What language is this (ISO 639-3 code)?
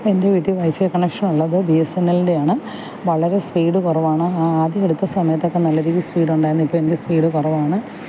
mal